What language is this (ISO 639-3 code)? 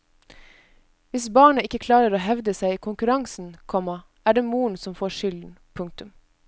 nor